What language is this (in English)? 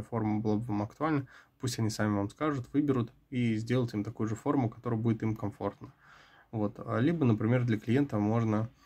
Russian